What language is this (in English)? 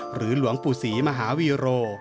Thai